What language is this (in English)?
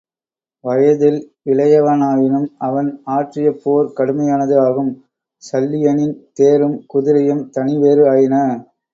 Tamil